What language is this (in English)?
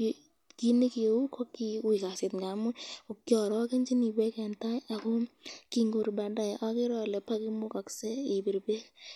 Kalenjin